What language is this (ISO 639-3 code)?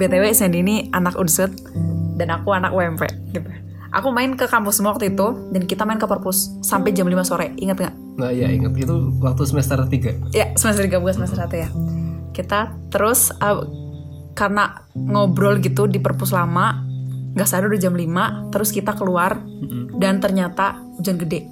ind